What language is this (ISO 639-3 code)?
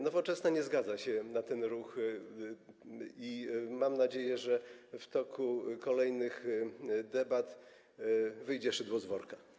pol